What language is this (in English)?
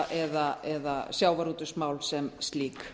Icelandic